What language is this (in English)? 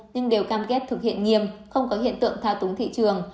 Vietnamese